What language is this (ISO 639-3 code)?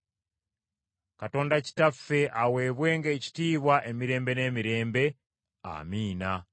lug